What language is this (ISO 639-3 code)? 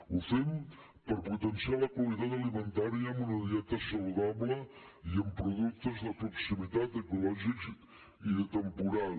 cat